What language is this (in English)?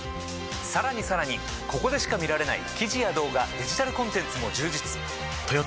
Japanese